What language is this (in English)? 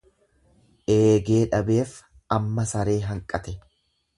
Oromo